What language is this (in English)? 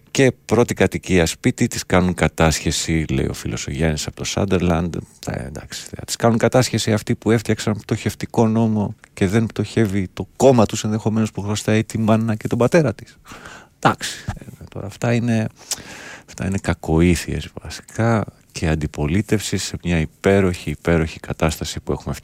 Greek